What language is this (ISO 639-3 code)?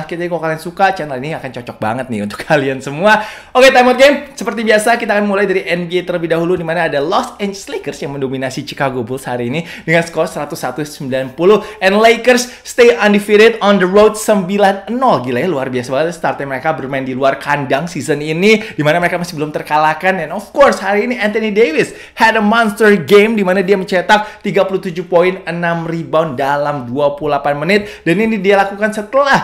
ind